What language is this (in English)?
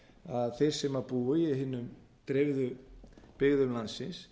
Icelandic